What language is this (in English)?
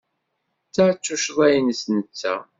Kabyle